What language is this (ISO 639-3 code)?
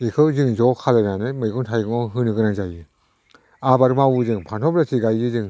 brx